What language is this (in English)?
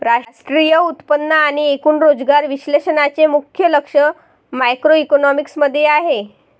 Marathi